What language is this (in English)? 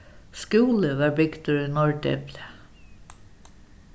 Faroese